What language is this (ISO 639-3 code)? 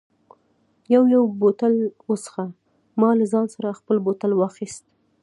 pus